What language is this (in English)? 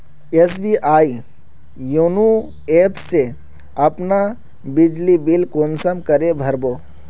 Magahi